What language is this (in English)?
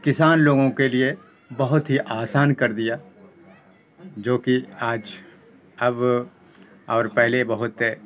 Urdu